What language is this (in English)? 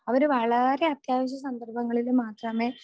Malayalam